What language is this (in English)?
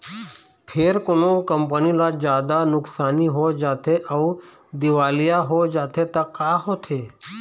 Chhattisgarhi